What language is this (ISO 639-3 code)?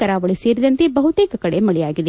kan